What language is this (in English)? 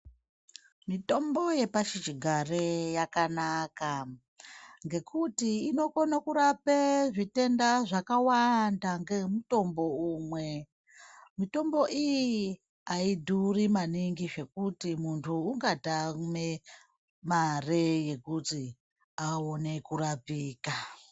Ndau